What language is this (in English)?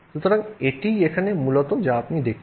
Bangla